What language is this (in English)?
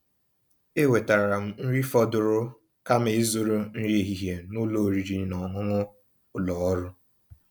Igbo